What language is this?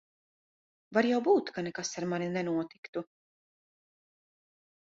Latvian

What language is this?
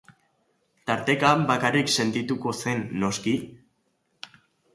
Basque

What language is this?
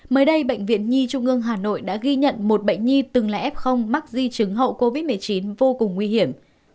Vietnamese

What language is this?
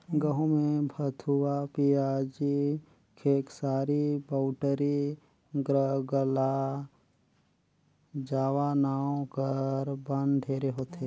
Chhattisgarhi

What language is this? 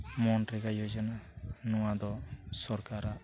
Santali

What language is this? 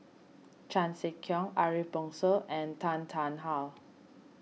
English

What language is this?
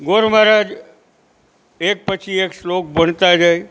Gujarati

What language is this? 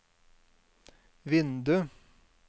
Norwegian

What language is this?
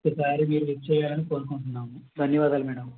Telugu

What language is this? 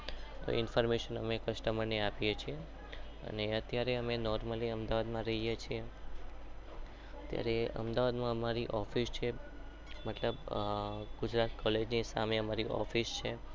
Gujarati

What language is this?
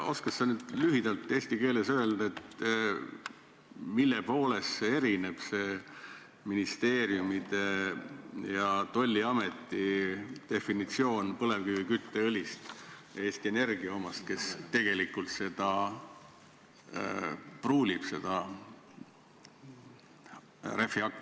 Estonian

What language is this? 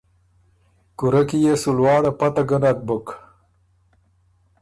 Ormuri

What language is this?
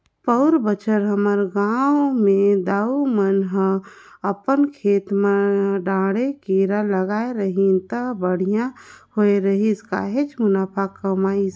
Chhattisgarhi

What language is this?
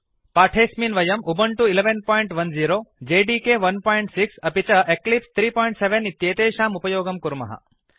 Sanskrit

